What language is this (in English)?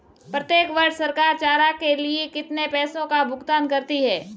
Hindi